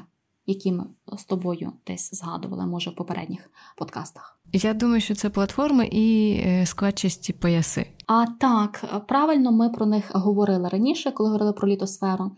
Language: Ukrainian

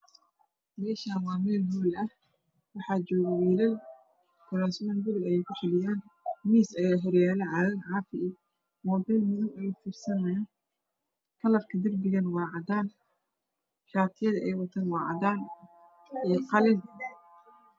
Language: Somali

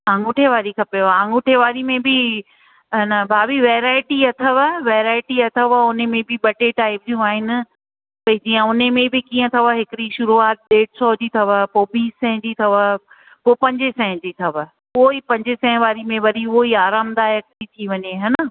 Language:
Sindhi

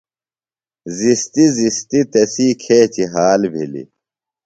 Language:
Phalura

